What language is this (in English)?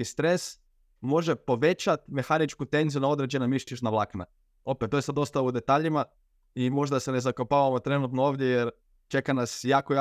Croatian